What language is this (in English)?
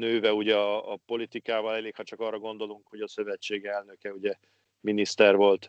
Hungarian